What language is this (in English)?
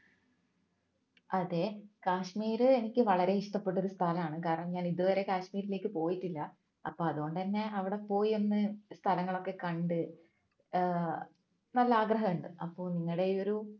Malayalam